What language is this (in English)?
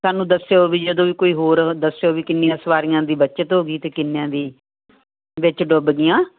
Punjabi